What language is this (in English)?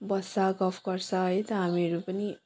Nepali